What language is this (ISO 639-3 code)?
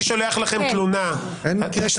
heb